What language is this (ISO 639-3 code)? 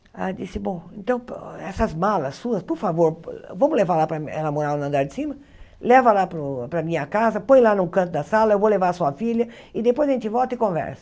por